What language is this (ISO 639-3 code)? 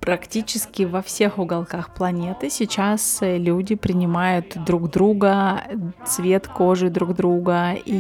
rus